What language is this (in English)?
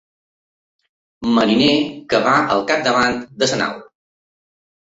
Catalan